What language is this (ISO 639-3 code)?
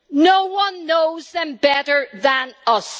eng